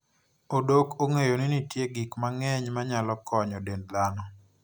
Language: Luo (Kenya and Tanzania)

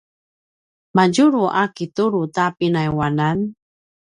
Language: Paiwan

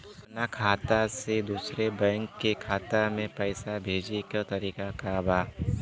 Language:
Bhojpuri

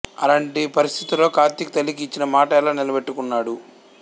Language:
Telugu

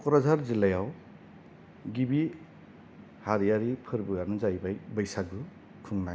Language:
Bodo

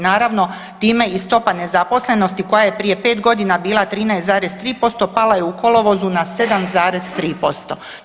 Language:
Croatian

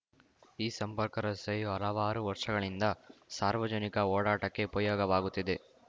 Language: Kannada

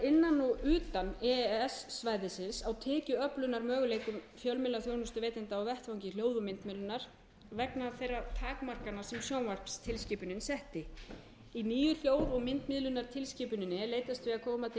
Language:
Icelandic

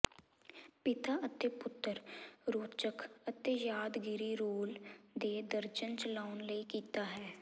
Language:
Punjabi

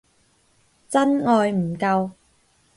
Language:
Cantonese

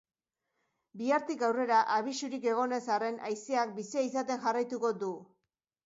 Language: Basque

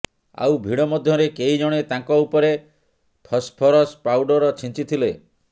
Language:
Odia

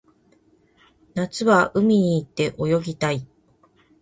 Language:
Japanese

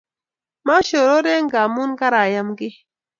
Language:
Kalenjin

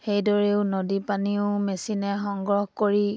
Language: Assamese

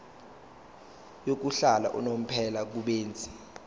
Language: Zulu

